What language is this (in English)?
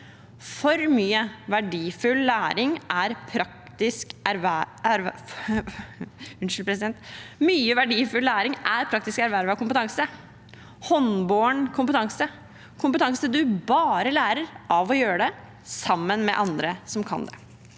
Norwegian